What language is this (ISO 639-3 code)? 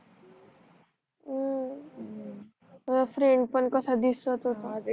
mar